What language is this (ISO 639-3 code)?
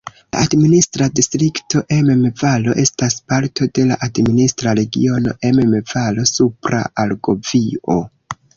epo